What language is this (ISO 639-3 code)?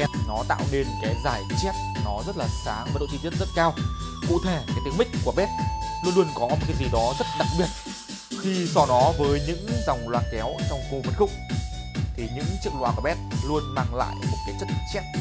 vie